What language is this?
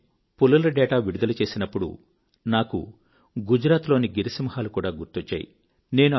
Telugu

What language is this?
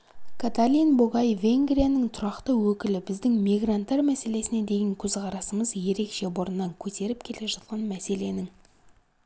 Kazakh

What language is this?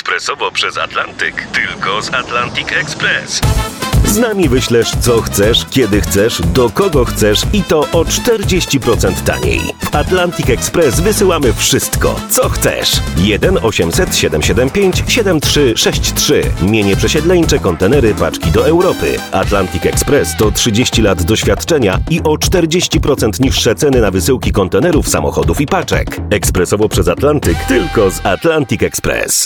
Polish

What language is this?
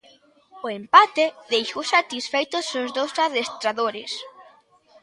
Galician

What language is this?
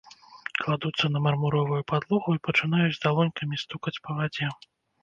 Belarusian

